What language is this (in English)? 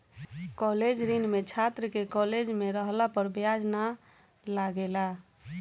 Bhojpuri